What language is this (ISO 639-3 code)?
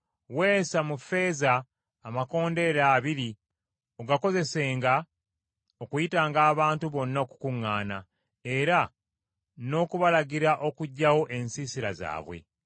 lug